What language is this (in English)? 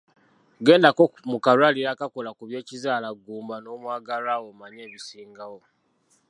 Ganda